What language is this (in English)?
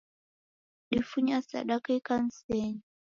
Taita